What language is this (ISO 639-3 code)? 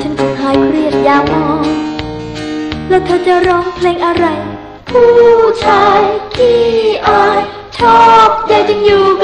tha